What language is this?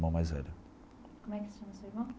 Portuguese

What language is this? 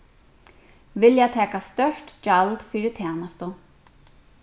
Faroese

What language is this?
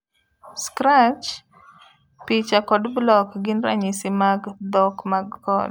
Luo (Kenya and Tanzania)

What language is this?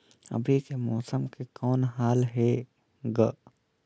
Chhattisgarhi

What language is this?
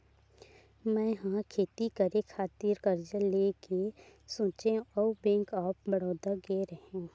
Chhattisgarhi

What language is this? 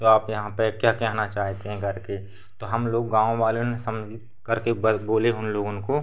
Hindi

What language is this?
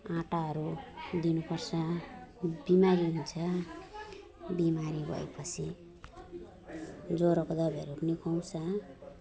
Nepali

